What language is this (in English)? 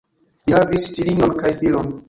Esperanto